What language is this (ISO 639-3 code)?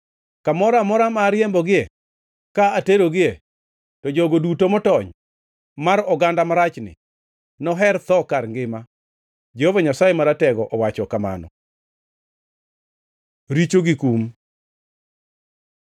luo